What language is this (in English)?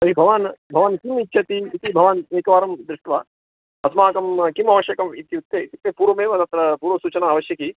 Sanskrit